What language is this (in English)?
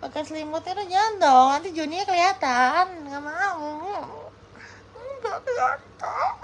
Indonesian